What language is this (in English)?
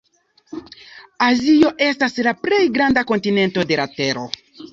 Esperanto